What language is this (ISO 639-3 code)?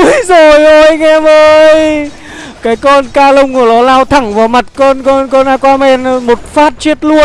vie